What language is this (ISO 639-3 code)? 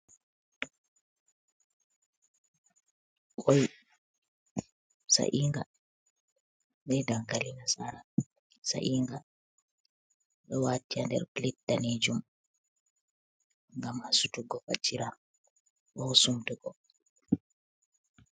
ful